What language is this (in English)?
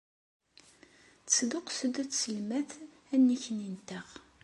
Kabyle